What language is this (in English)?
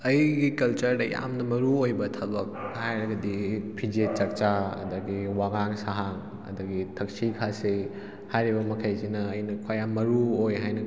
Manipuri